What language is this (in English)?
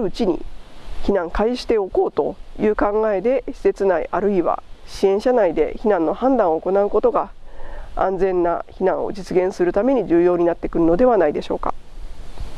Japanese